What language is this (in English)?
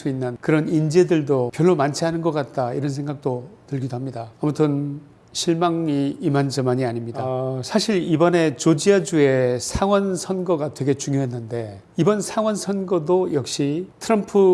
Korean